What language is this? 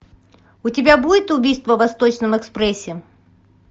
Russian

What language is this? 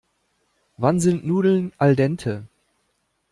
German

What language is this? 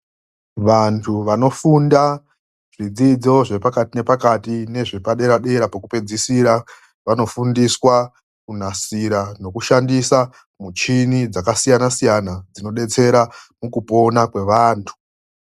Ndau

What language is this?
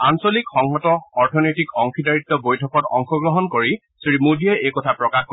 Assamese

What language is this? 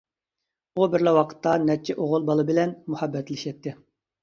Uyghur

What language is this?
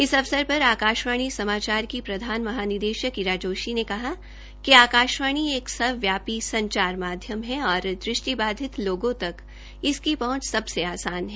Hindi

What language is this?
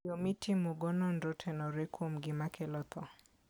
Luo (Kenya and Tanzania)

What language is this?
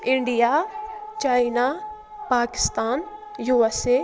Kashmiri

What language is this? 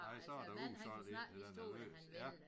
Danish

